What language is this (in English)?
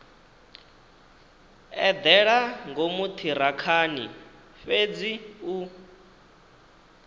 Venda